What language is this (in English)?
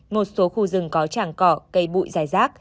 Vietnamese